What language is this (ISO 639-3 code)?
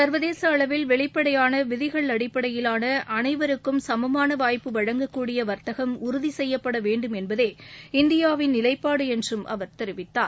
tam